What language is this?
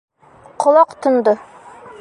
Bashkir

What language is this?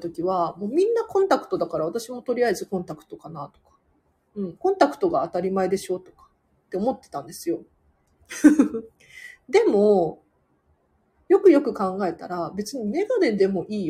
Japanese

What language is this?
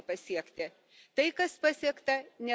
Lithuanian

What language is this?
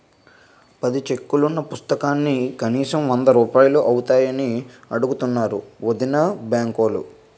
Telugu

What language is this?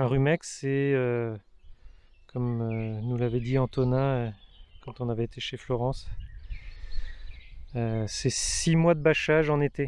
French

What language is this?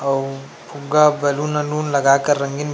Chhattisgarhi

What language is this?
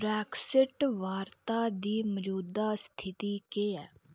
Dogri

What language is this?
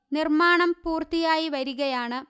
Malayalam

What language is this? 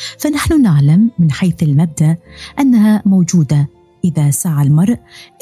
Arabic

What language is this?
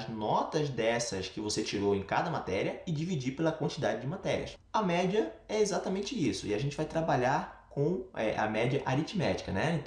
Portuguese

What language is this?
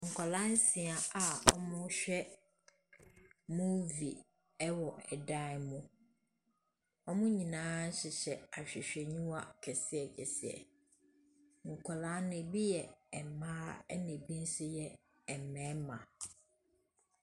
Akan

